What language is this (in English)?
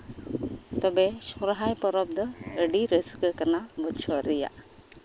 Santali